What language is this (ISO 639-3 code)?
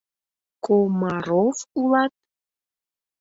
chm